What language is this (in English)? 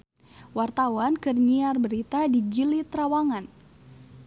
Sundanese